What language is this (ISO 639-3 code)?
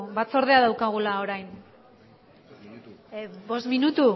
eus